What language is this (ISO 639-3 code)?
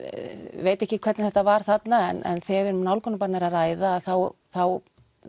isl